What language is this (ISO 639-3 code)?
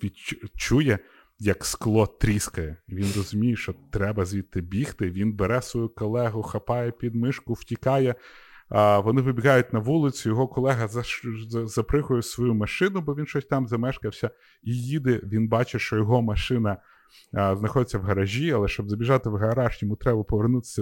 ukr